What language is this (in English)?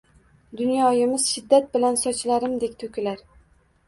Uzbek